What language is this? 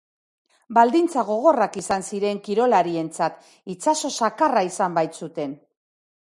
Basque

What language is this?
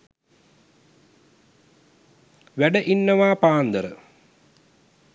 Sinhala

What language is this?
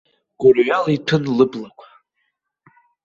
Abkhazian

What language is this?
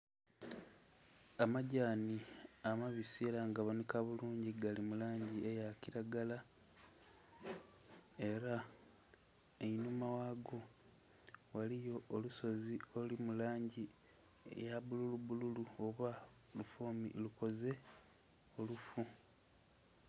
Soga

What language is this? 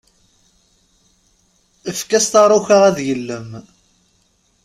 Kabyle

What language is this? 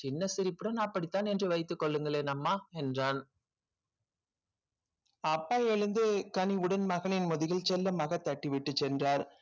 Tamil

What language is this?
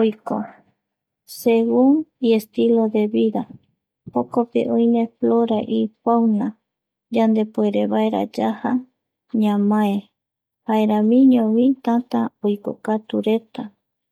Eastern Bolivian Guaraní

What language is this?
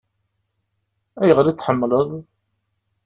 Kabyle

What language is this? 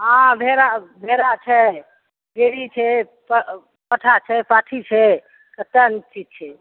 Maithili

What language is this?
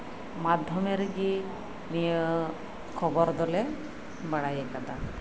Santali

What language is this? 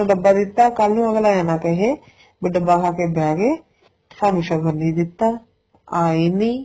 Punjabi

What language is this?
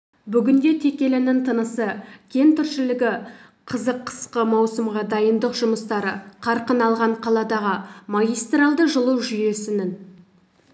Kazakh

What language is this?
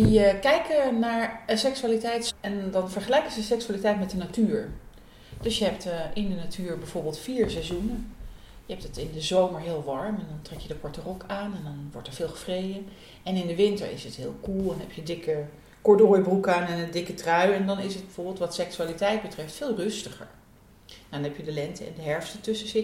Dutch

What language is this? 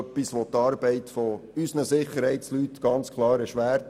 Swiss German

